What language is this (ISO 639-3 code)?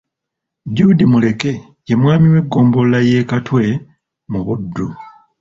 lug